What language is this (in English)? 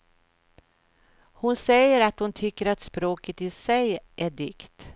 Swedish